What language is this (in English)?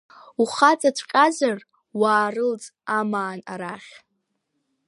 Abkhazian